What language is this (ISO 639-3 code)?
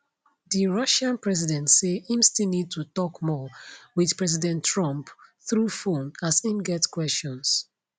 pcm